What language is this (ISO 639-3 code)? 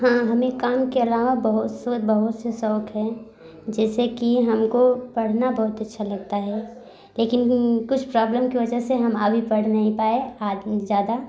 hin